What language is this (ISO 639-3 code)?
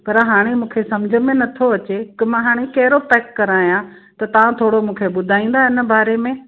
snd